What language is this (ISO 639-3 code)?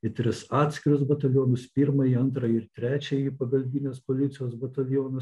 lit